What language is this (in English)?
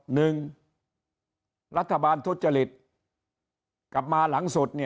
Thai